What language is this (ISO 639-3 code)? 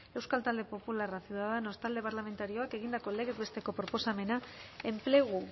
eus